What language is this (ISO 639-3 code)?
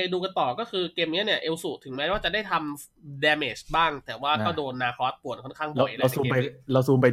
tha